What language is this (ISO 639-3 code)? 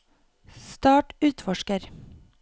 nor